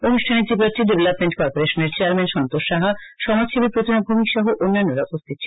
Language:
Bangla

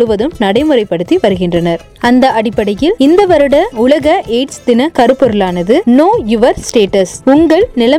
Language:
Tamil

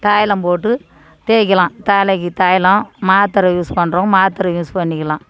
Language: Tamil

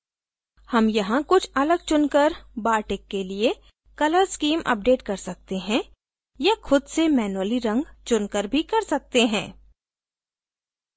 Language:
Hindi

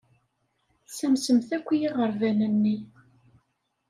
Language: Kabyle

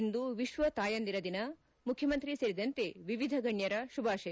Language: Kannada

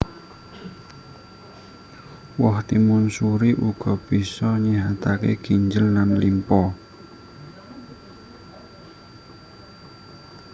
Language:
Javanese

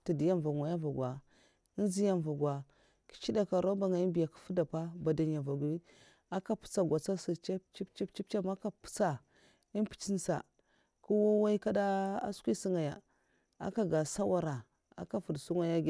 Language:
Mafa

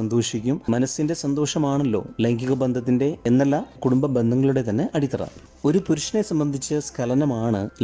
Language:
Malayalam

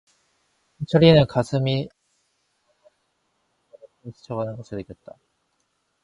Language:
Korean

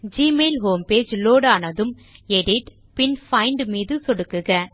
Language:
Tamil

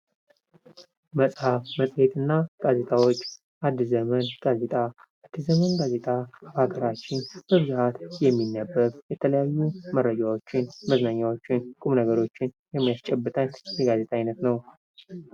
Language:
Amharic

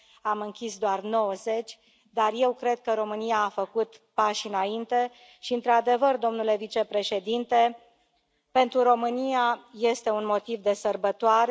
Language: Romanian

